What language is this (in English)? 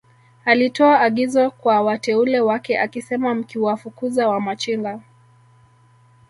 Swahili